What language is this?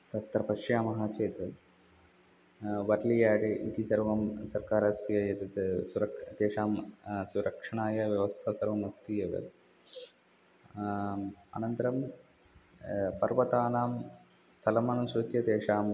Sanskrit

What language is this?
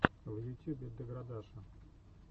Russian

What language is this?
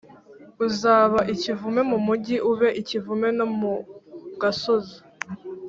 Kinyarwanda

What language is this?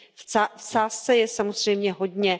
Czech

